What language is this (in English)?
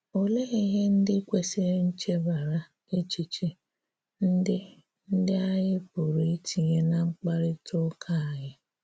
Igbo